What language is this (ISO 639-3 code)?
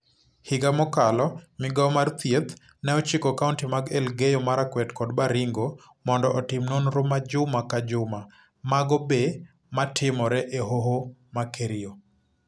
luo